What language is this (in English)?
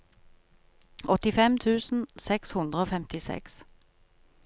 Norwegian